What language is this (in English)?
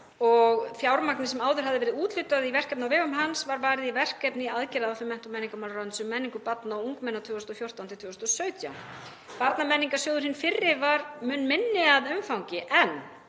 Icelandic